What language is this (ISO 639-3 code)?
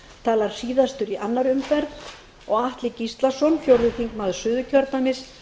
isl